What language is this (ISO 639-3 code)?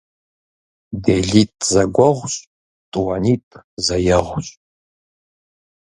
kbd